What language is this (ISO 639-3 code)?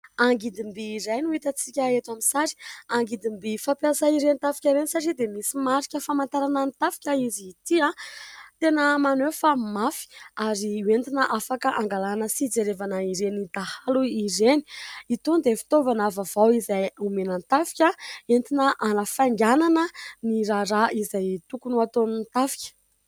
mlg